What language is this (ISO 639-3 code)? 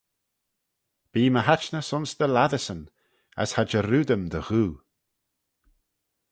glv